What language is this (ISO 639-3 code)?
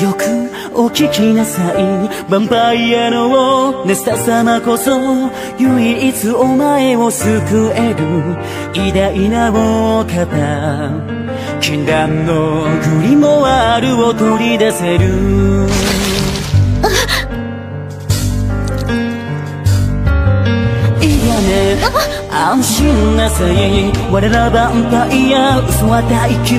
ara